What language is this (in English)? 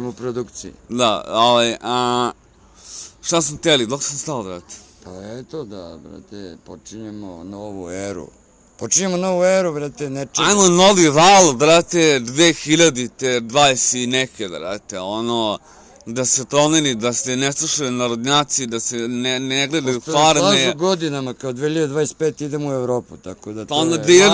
Croatian